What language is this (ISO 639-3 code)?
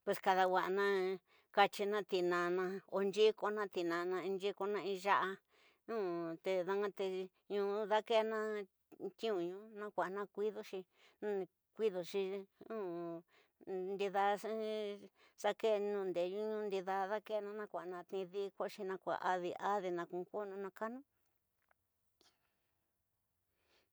mtx